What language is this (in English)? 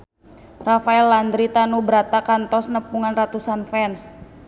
Sundanese